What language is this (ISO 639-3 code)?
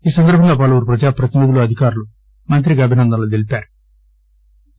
tel